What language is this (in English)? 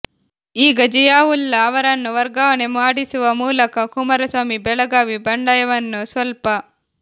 Kannada